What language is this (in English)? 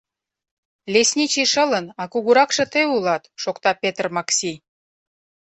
Mari